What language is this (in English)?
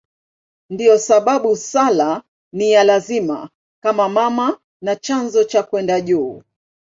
Swahili